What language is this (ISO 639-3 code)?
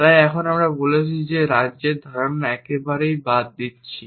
ben